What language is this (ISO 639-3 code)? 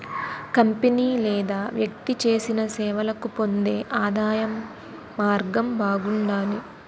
tel